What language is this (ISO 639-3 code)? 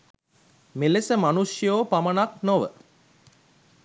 sin